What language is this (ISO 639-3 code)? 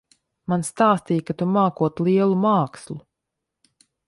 lav